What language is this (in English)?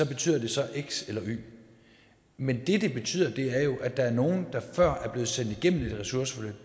Danish